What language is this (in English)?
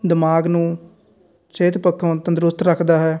Punjabi